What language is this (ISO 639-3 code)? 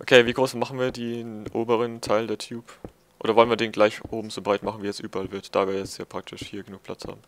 deu